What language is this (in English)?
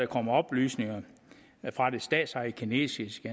Danish